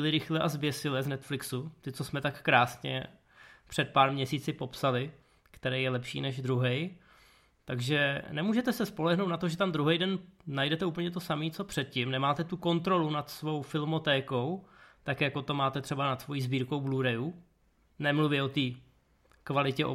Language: Czech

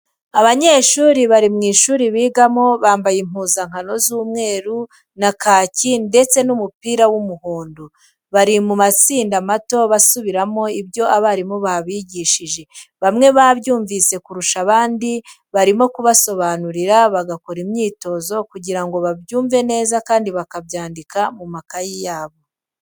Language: Kinyarwanda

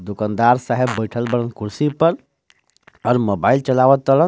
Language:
Bhojpuri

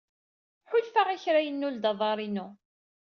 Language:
Kabyle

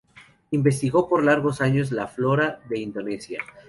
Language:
Spanish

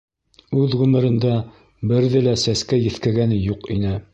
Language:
Bashkir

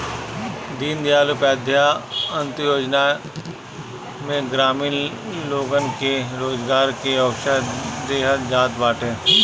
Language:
Bhojpuri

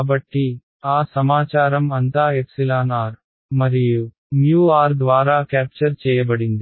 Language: Telugu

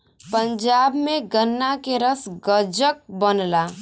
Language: Bhojpuri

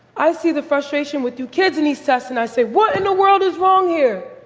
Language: English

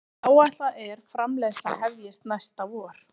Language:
Icelandic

